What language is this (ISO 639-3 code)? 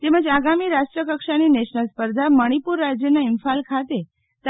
guj